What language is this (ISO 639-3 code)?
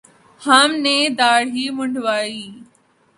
urd